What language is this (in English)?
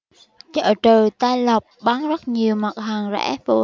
Vietnamese